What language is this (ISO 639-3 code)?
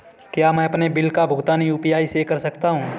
hin